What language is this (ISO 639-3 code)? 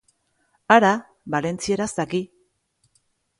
eus